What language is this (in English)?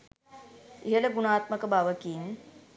Sinhala